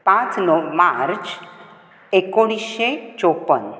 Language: Konkani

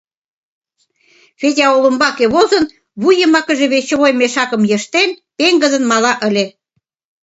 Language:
Mari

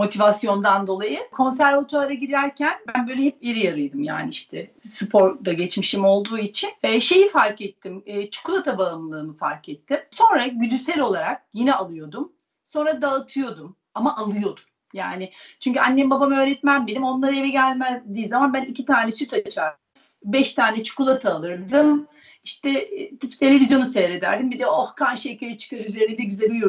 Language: Turkish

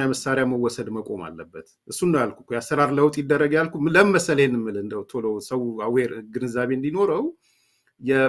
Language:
Arabic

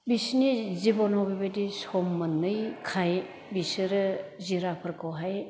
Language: Bodo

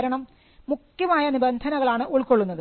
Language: Malayalam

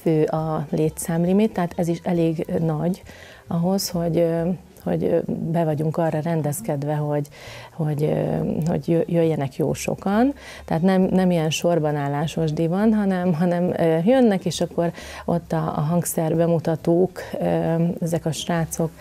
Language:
Hungarian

